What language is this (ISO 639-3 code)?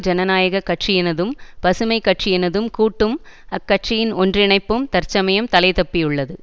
tam